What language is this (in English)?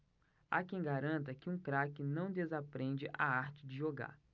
Portuguese